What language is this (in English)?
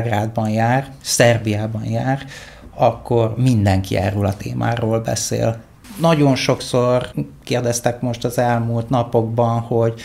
Hungarian